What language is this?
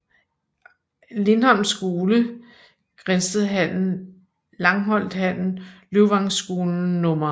Danish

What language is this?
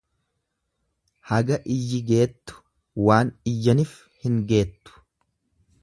Oromo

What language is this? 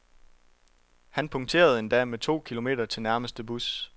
Danish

